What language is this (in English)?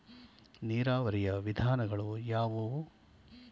Kannada